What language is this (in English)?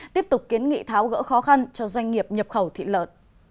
Vietnamese